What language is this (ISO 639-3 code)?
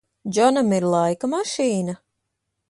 lav